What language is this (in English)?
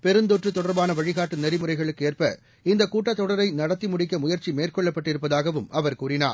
Tamil